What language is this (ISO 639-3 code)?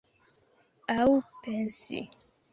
epo